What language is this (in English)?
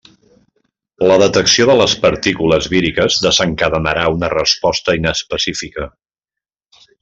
Catalan